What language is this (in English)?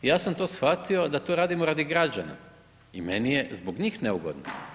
Croatian